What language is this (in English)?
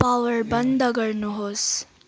Nepali